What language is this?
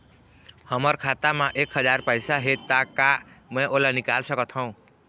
Chhattisgarhi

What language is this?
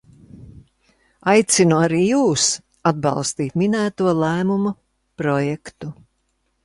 Latvian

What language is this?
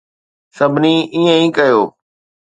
Sindhi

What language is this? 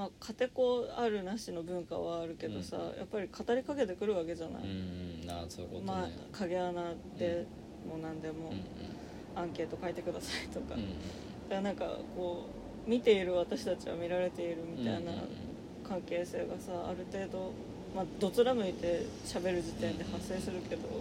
Japanese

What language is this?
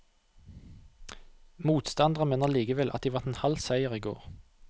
Norwegian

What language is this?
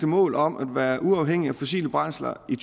Danish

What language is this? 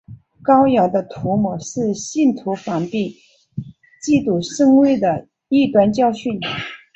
Chinese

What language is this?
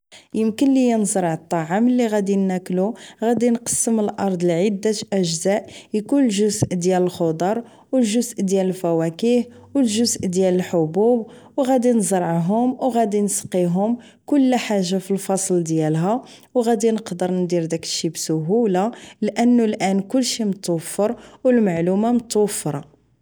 Moroccan Arabic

